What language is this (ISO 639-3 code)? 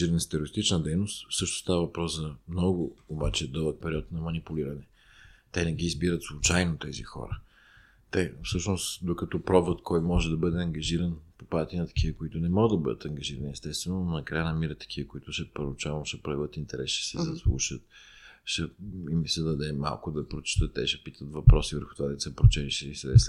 bul